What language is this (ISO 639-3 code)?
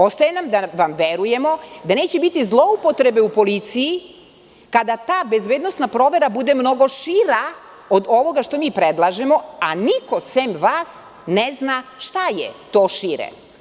srp